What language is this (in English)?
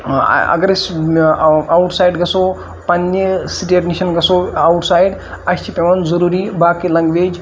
Kashmiri